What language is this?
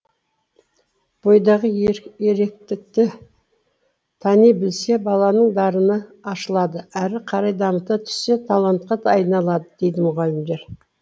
Kazakh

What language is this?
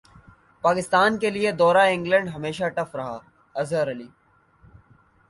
Urdu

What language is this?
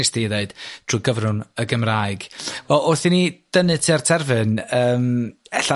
Welsh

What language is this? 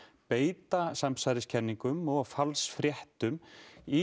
Icelandic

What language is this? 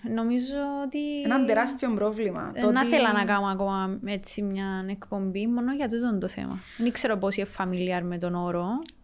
Greek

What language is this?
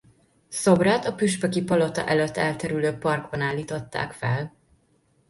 Hungarian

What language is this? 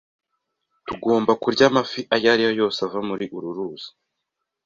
Kinyarwanda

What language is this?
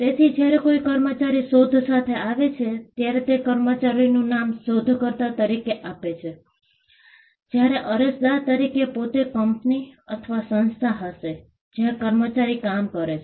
Gujarati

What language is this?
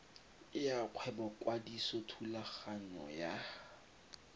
Tswana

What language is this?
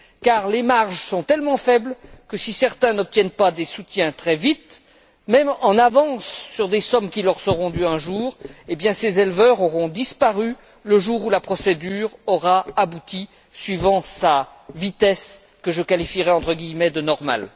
French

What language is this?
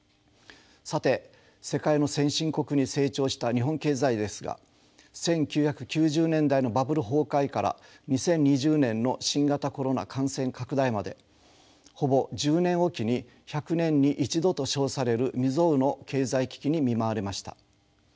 Japanese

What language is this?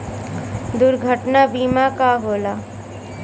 Bhojpuri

